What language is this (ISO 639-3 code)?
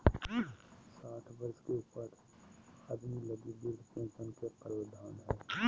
mag